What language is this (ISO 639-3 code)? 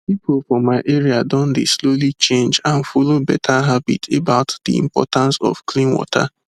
pcm